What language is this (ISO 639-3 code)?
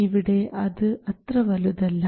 mal